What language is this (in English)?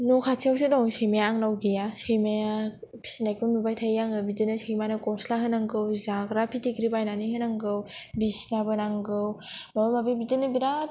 Bodo